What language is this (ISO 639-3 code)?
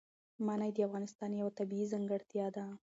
pus